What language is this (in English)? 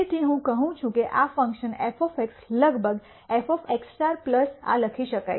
Gujarati